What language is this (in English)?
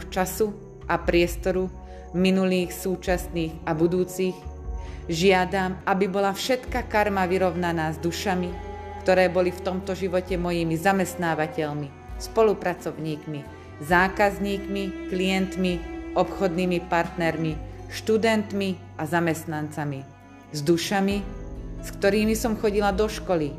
Slovak